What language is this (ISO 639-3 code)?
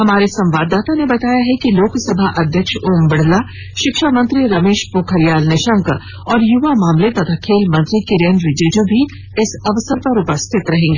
hin